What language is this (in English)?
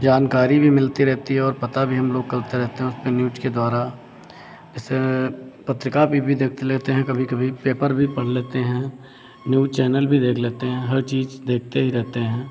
Hindi